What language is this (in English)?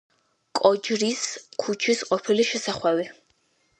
Georgian